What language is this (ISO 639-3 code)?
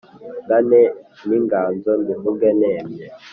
kin